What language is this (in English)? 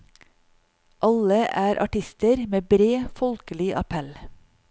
Norwegian